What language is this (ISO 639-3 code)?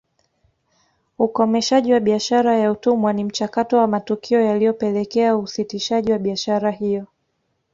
swa